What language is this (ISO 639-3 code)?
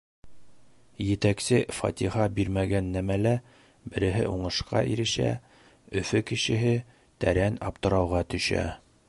bak